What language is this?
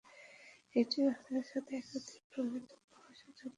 Bangla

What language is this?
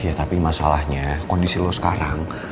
Indonesian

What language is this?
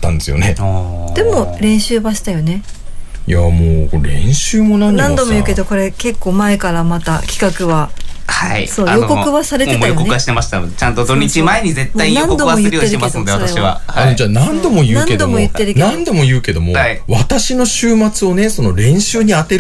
Japanese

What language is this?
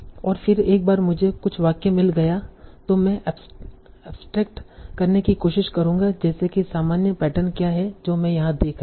Hindi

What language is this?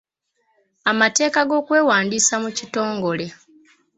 Ganda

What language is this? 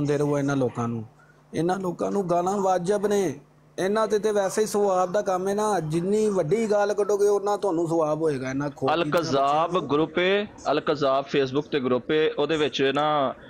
Punjabi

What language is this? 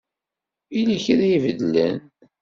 Kabyle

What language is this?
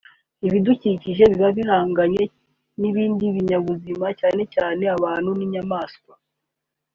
Kinyarwanda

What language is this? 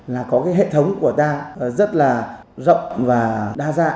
Vietnamese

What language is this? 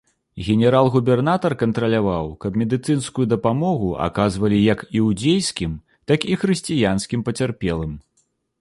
Belarusian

